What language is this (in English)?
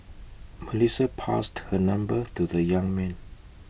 English